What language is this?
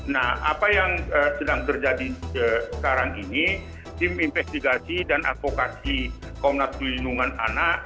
Indonesian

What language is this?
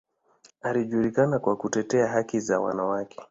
Swahili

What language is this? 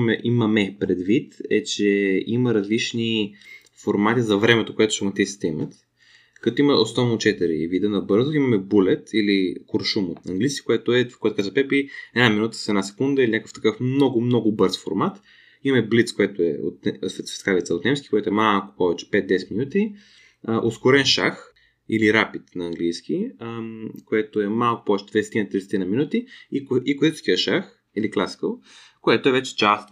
Bulgarian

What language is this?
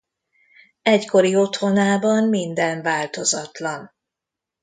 Hungarian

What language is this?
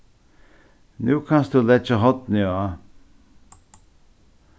Faroese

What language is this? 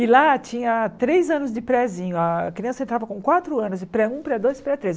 Portuguese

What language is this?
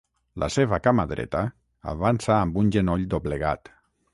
Catalan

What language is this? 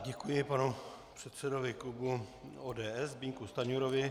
Czech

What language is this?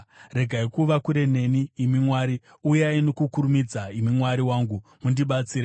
Shona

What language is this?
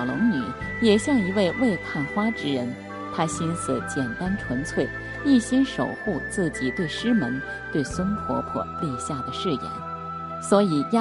Chinese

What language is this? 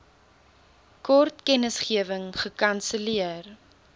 Afrikaans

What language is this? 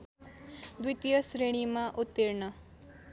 Nepali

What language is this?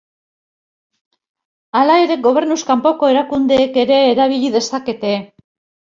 Basque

